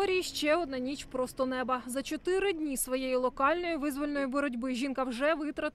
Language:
Russian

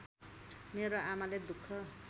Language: Nepali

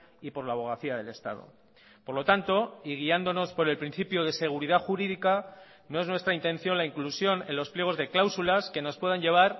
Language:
Spanish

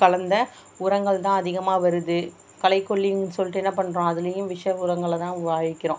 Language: Tamil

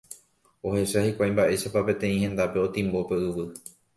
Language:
Guarani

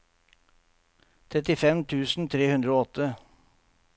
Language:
Norwegian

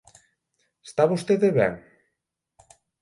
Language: Galician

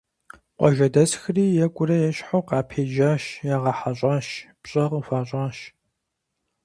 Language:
Kabardian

